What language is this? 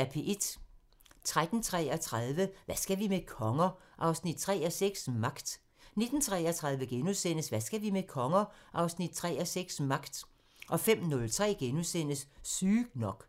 Danish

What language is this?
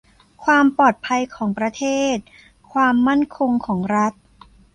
Thai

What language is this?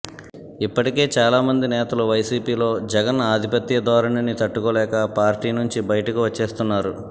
Telugu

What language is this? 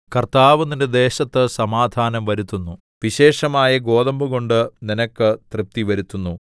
Malayalam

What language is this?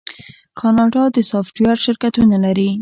Pashto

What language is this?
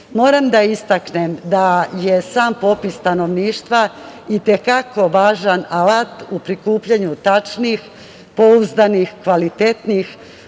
Serbian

